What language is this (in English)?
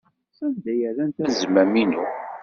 Kabyle